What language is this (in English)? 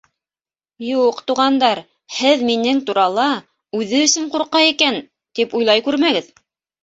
Bashkir